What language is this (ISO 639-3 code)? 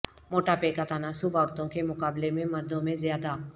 urd